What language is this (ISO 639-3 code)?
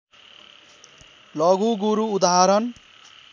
nep